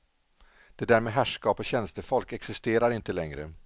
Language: Swedish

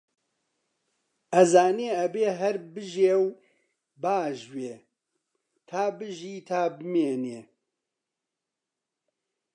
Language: Central Kurdish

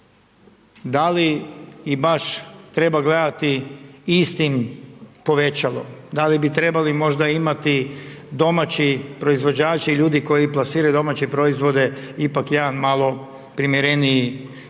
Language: Croatian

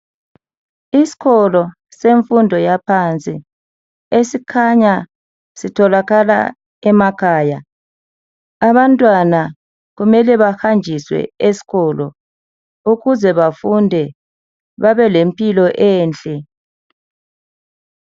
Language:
North Ndebele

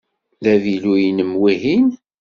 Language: Kabyle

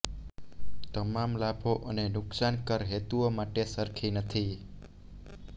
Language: Gujarati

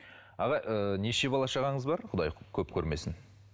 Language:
Kazakh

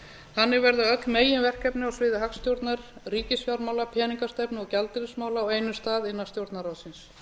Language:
Icelandic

